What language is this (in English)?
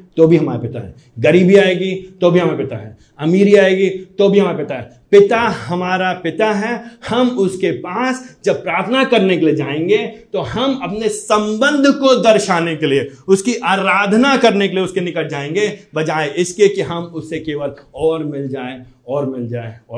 Hindi